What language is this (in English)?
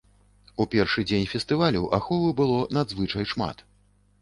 Belarusian